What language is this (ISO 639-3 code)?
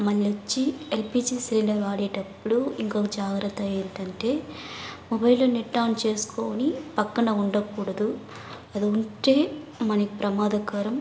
tel